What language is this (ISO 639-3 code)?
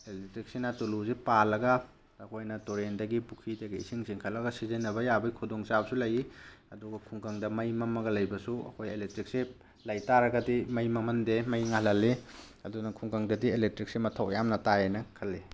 mni